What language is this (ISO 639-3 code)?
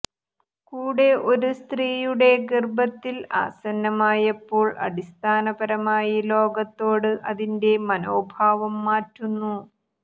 mal